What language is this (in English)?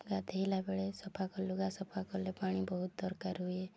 Odia